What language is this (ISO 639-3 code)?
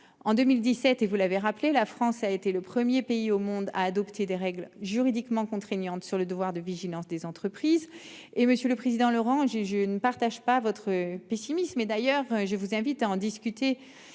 fra